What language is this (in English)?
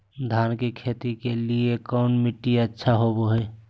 Magahi